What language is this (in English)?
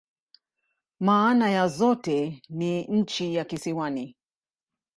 Swahili